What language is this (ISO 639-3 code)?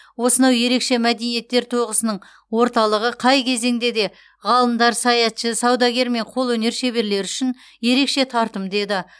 kaz